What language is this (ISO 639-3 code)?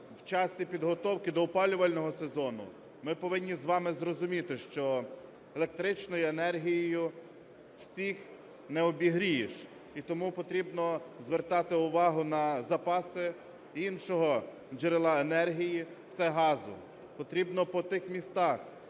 ukr